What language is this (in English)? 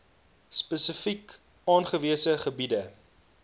Afrikaans